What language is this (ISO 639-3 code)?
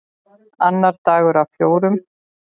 isl